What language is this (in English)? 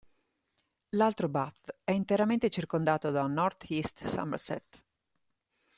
Italian